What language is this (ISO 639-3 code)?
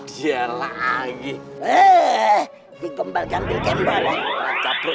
ind